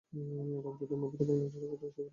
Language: Bangla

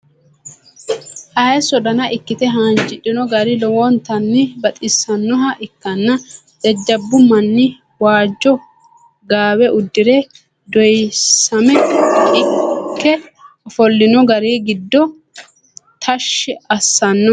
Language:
Sidamo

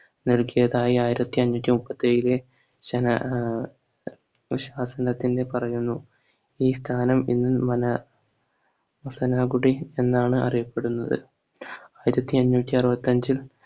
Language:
Malayalam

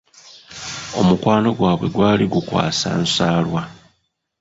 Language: Ganda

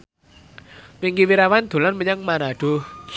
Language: Javanese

